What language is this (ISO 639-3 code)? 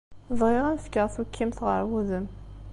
kab